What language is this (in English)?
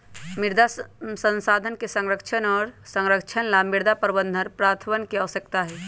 Magahi